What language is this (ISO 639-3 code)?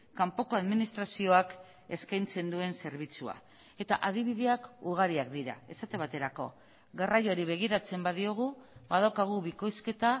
eus